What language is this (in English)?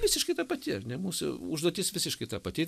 Lithuanian